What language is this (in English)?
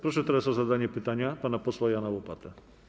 Polish